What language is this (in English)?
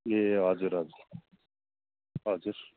Nepali